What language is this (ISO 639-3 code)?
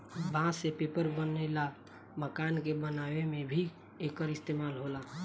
bho